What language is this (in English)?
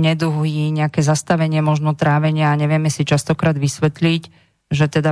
Slovak